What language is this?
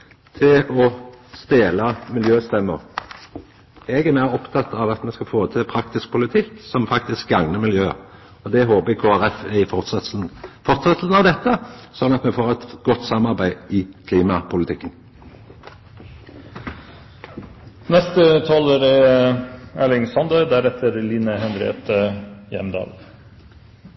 Norwegian Nynorsk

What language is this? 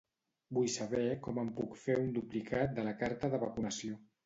Catalan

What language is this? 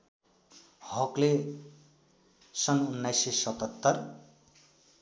Nepali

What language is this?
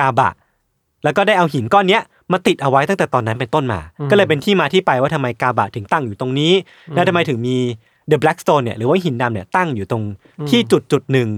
Thai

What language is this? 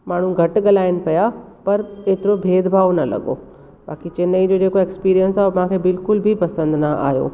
Sindhi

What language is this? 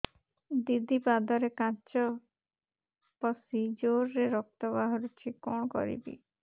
Odia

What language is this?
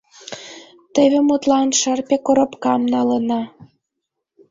Mari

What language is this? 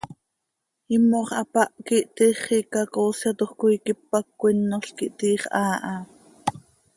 Seri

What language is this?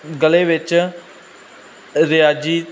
Punjabi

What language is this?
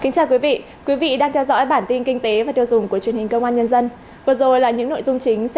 Vietnamese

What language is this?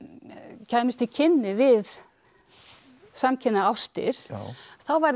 Icelandic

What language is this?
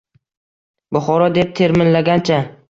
Uzbek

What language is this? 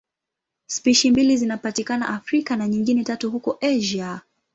Swahili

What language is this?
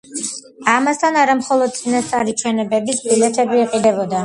Georgian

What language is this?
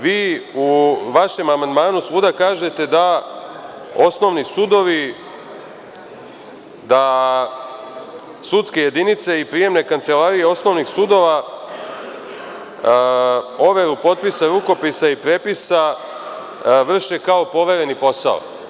Serbian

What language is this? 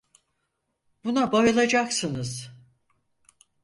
Turkish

